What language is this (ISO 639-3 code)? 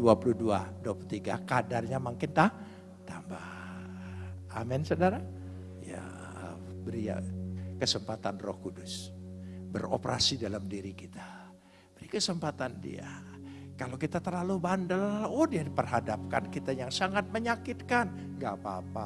ind